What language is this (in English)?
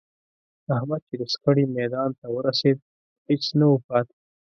Pashto